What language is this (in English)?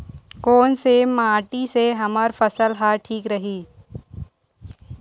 Chhattisgarhi